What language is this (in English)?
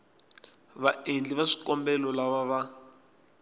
Tsonga